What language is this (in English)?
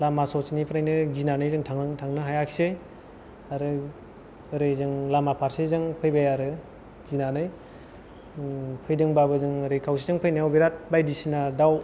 Bodo